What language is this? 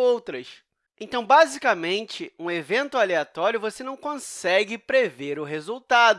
Portuguese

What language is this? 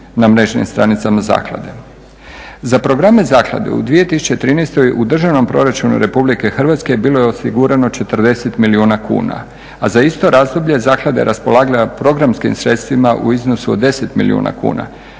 Croatian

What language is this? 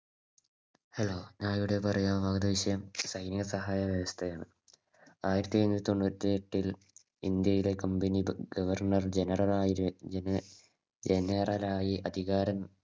Malayalam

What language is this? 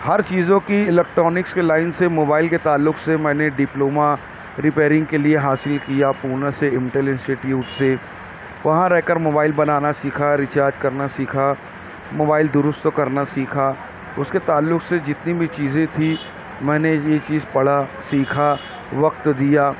Urdu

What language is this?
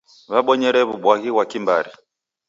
Taita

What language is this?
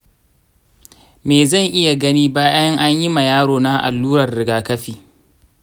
Hausa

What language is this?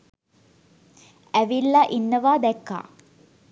Sinhala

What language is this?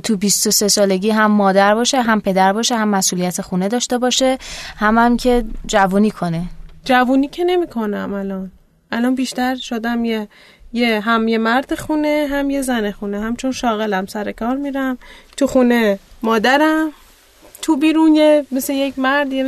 Persian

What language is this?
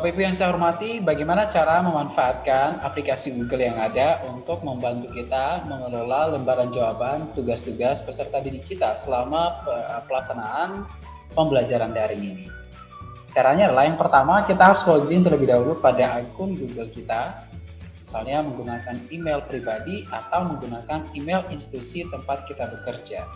Indonesian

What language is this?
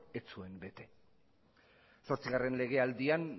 Basque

